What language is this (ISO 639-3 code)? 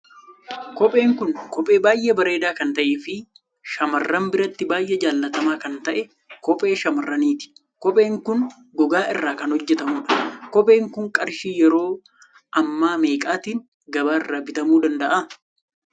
orm